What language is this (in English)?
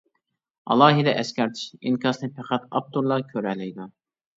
Uyghur